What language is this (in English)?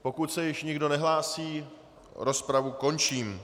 Czech